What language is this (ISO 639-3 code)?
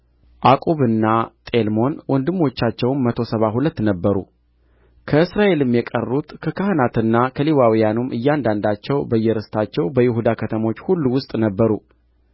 amh